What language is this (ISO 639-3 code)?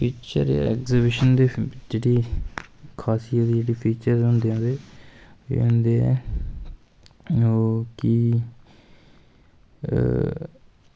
doi